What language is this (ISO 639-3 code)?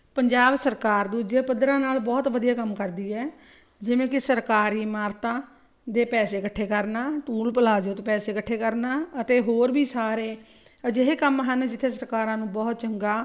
pan